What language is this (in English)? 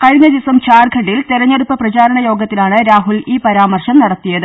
Malayalam